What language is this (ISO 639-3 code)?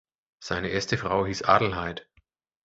deu